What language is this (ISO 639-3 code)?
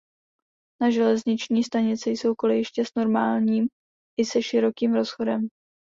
ces